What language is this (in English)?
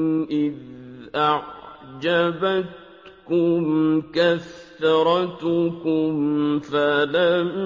Arabic